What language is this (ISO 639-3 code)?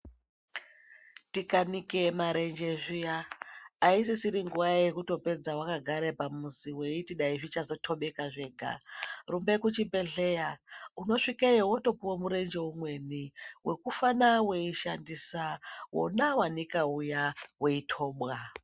ndc